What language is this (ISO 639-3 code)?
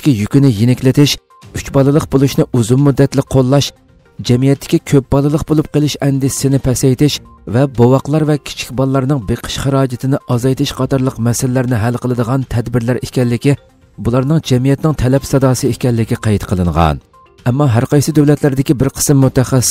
tur